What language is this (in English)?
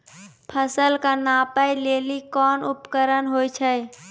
Maithili